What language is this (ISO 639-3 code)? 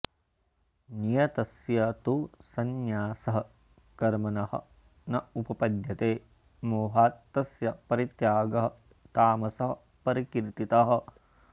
san